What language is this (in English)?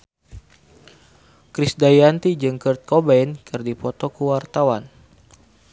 Sundanese